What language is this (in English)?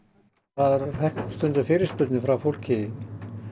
Icelandic